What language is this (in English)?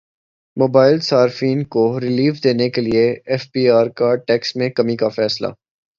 Urdu